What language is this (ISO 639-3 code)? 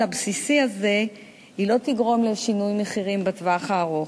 heb